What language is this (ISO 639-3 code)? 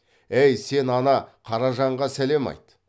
kaz